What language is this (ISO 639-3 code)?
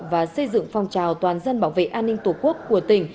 vie